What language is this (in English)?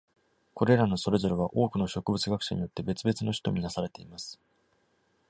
Japanese